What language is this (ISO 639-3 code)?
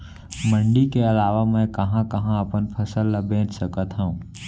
hne